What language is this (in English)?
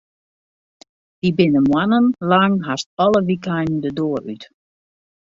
Western Frisian